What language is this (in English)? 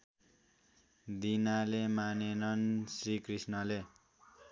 Nepali